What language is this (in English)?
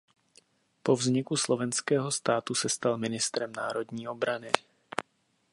Czech